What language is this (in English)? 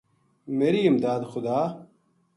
Gujari